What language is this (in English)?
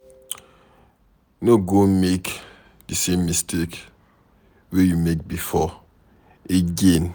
Nigerian Pidgin